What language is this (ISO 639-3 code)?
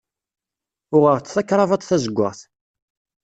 kab